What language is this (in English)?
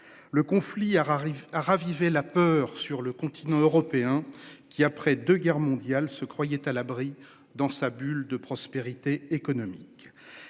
French